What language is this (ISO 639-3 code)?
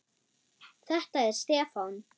isl